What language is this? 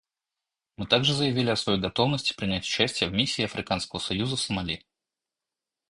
Russian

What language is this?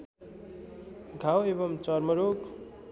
Nepali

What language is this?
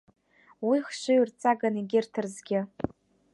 Abkhazian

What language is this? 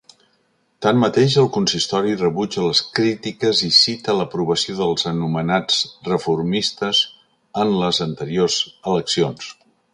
Catalan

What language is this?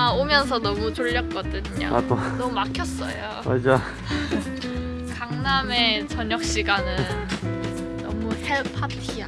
Korean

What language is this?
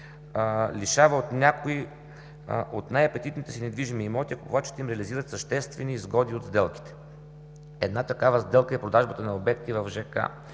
Bulgarian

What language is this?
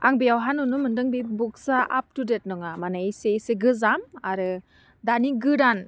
Bodo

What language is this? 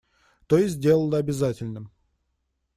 Russian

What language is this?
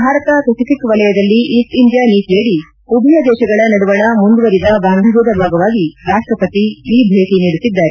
Kannada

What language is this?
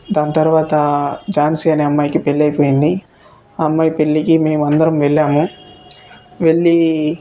Telugu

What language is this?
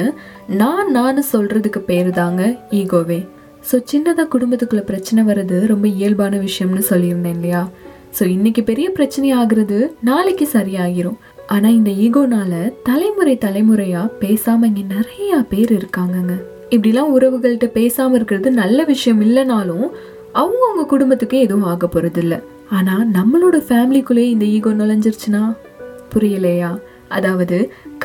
Tamil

